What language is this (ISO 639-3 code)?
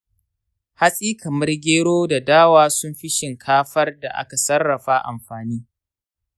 hau